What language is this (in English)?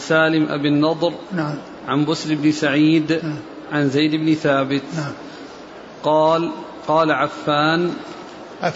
Arabic